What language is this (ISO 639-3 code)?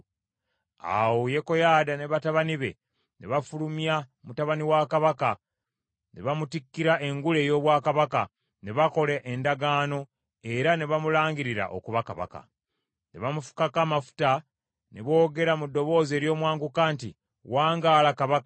lug